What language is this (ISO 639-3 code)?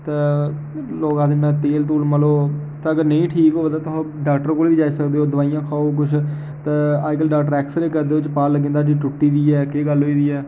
doi